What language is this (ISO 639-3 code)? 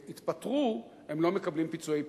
heb